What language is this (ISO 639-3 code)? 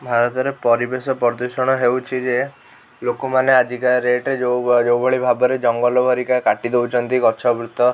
ori